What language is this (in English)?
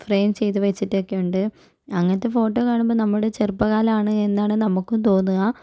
Malayalam